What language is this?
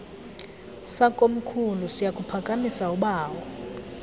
Xhosa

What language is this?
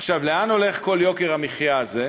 Hebrew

